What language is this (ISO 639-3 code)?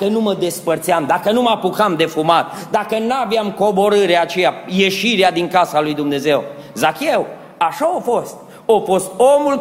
ron